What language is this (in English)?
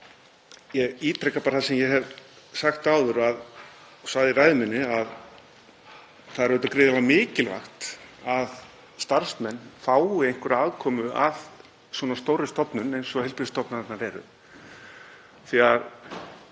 Icelandic